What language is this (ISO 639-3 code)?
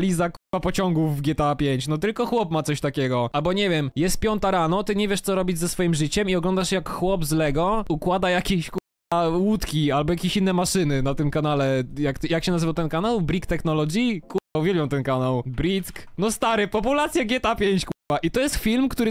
pol